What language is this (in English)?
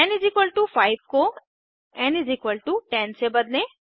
Hindi